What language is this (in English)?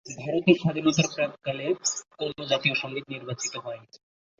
Bangla